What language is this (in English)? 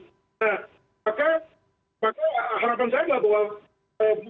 Indonesian